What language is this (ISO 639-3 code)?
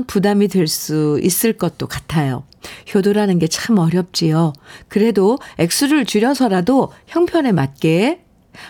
kor